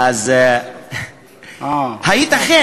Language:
Hebrew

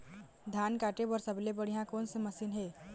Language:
Chhattisgarhi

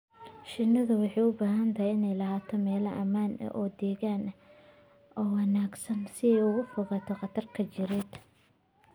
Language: Somali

